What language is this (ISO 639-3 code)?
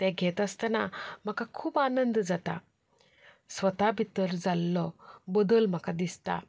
kok